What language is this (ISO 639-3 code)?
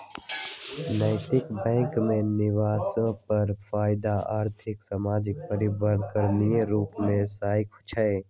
mag